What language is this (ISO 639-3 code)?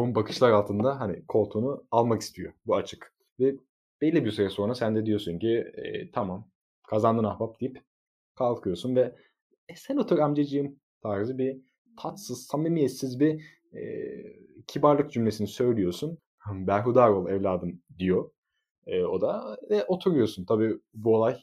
tur